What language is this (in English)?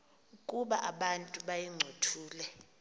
Xhosa